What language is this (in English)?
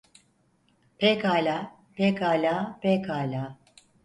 Turkish